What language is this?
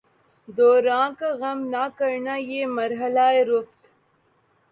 Urdu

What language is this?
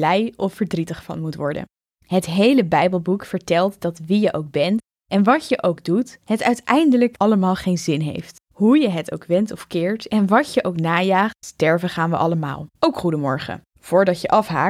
Dutch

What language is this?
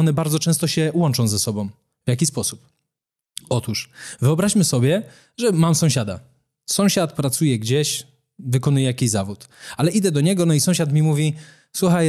Polish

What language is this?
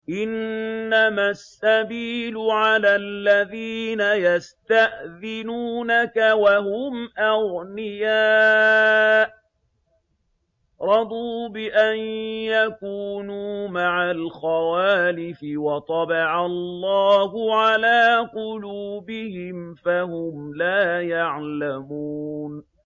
Arabic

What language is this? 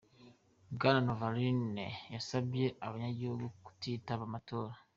Kinyarwanda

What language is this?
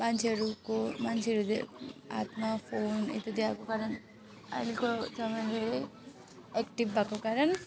Nepali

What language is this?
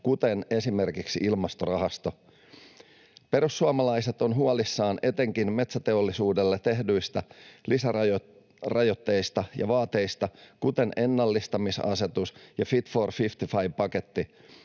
Finnish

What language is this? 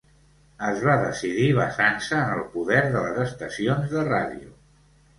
Catalan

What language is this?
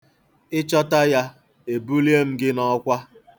Igbo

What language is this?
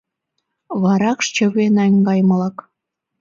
Mari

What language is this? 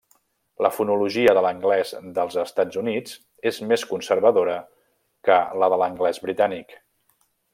Catalan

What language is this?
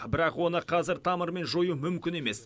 Kazakh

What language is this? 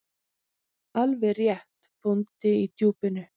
Icelandic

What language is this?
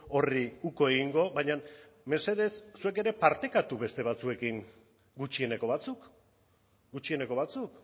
Basque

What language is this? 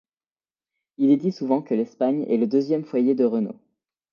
French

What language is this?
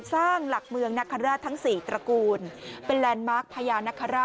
Thai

